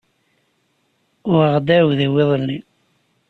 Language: Kabyle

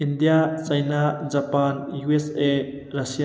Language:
Manipuri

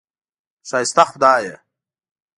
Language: Pashto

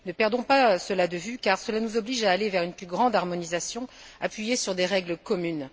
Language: French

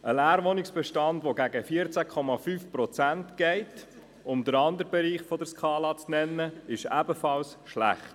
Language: Swiss German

